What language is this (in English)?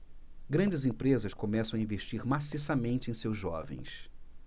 Portuguese